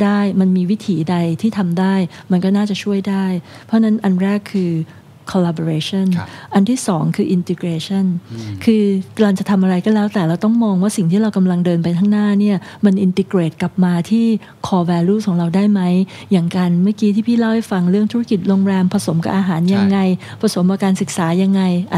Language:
Thai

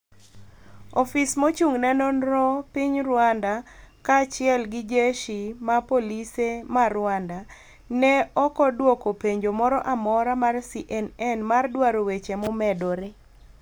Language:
Luo (Kenya and Tanzania)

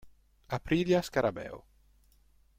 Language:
Italian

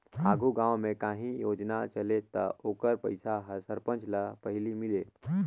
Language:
Chhattisgarhi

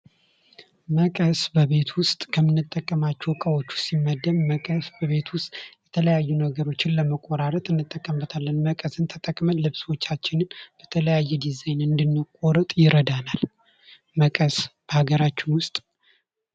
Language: Amharic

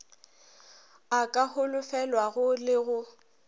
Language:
Northern Sotho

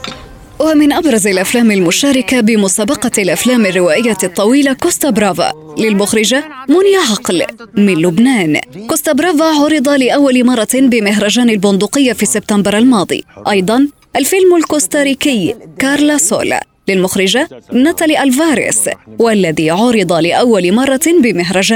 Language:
Arabic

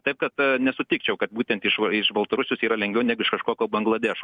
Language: Lithuanian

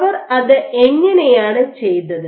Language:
Malayalam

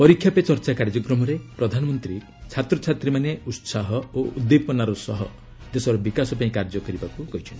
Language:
Odia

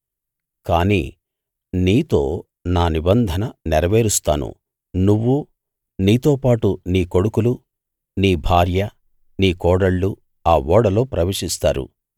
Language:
Telugu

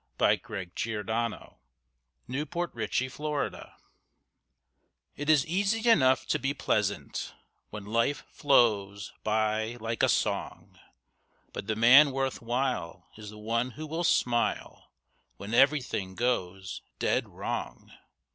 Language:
English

